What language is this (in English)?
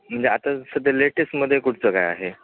Marathi